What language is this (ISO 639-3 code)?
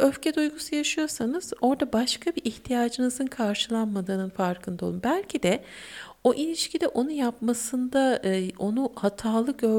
tur